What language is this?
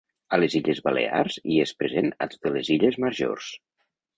Catalan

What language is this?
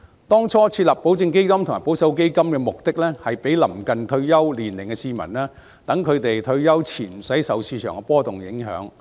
Cantonese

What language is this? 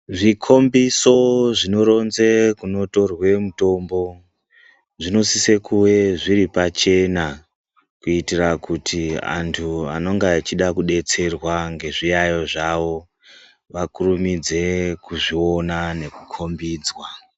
Ndau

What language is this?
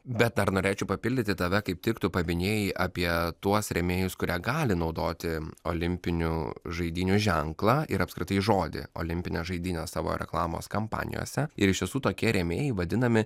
Lithuanian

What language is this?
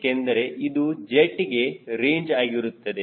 Kannada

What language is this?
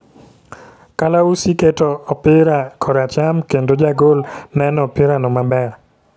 Luo (Kenya and Tanzania)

